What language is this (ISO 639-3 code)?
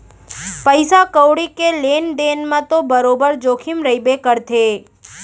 hne